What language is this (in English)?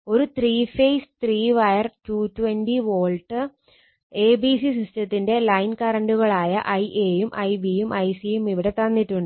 Malayalam